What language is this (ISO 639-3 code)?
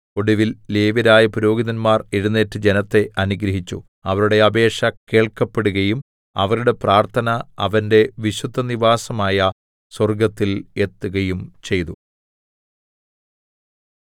mal